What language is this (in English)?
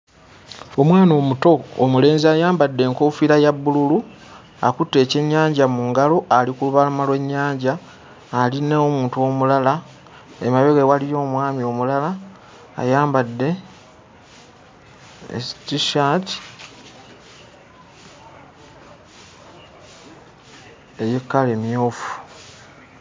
Ganda